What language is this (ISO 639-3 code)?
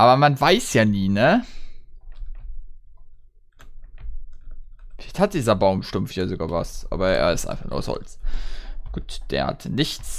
deu